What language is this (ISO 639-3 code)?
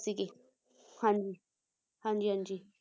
pan